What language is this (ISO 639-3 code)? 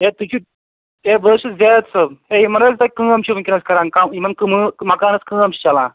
kas